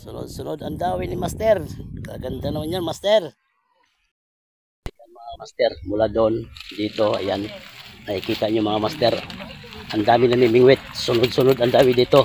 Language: Filipino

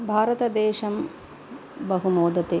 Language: Sanskrit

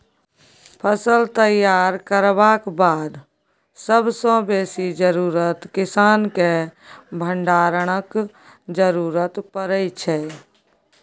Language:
Maithili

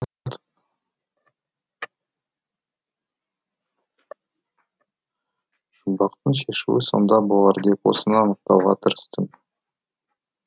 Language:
Kazakh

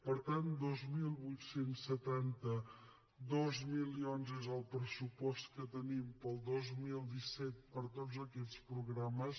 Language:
Catalan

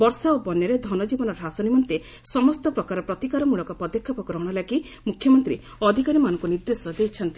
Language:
Odia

